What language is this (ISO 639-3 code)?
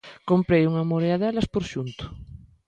glg